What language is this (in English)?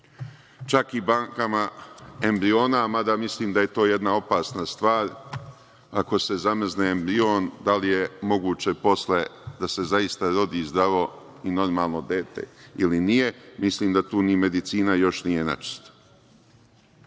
Serbian